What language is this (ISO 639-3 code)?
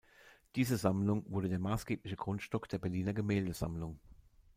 deu